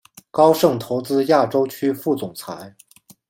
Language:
Chinese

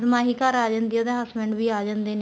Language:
Punjabi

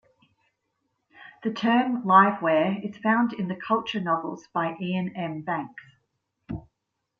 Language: English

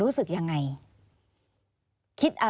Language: Thai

